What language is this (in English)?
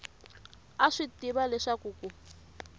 Tsonga